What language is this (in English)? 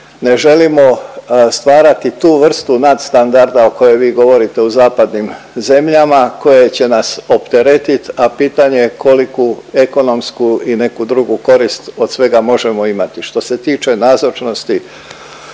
Croatian